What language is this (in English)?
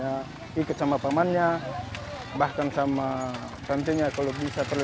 Indonesian